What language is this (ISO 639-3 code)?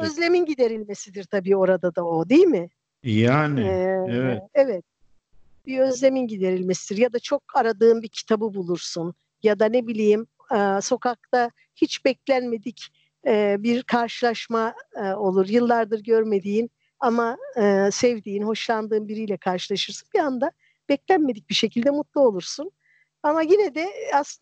tur